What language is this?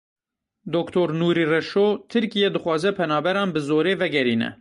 Kurdish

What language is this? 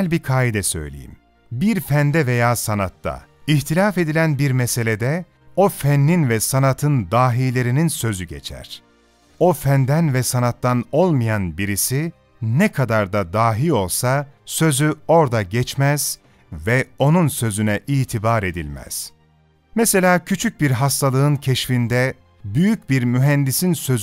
Turkish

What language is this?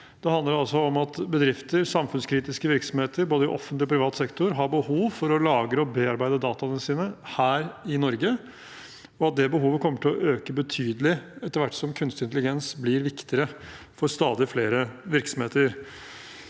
Norwegian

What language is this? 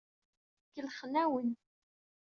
Kabyle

